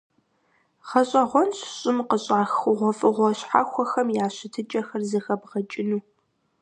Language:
Kabardian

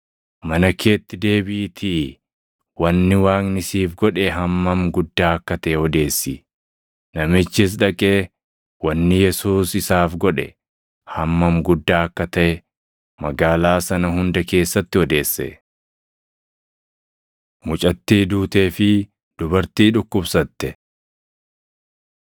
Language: Oromo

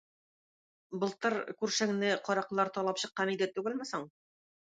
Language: Tatar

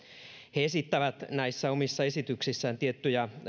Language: Finnish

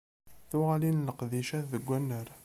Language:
Kabyle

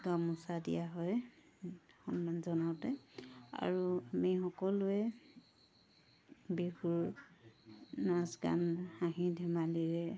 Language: Assamese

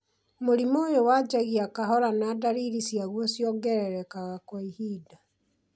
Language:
Kikuyu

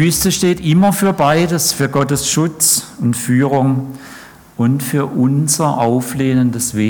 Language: German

